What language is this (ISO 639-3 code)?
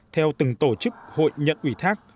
vie